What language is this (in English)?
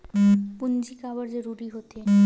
Chhattisgarhi